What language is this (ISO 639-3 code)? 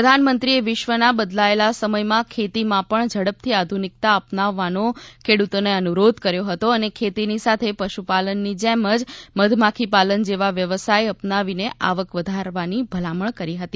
guj